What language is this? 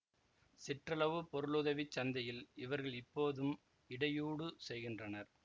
Tamil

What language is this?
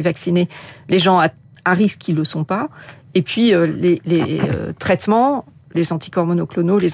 French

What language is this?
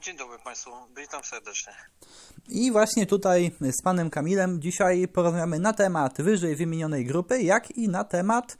Polish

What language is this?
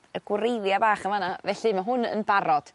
Welsh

